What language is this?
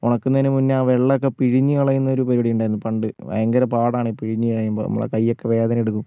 Malayalam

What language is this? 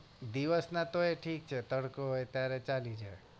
Gujarati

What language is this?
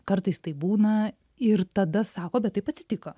Lithuanian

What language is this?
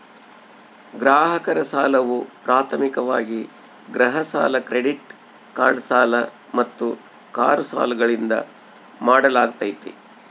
Kannada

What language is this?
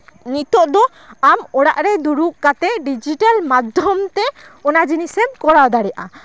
Santali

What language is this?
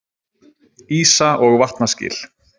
Icelandic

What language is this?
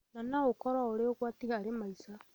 Kikuyu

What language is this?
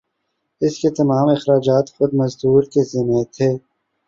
Urdu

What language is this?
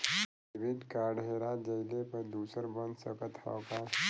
Bhojpuri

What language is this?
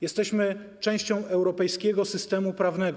Polish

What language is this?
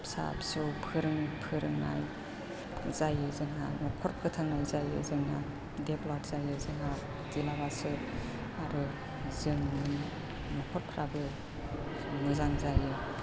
Bodo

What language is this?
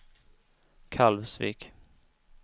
Swedish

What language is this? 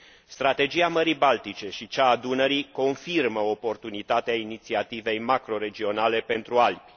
Romanian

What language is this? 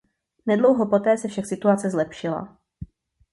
Czech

